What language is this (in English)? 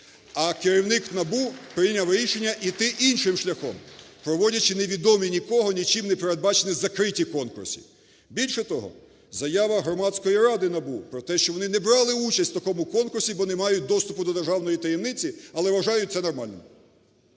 Ukrainian